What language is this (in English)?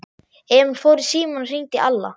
Icelandic